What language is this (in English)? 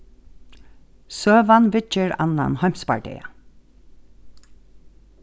Faroese